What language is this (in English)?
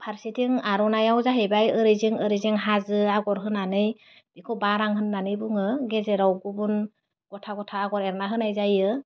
Bodo